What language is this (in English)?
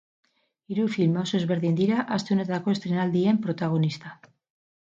Basque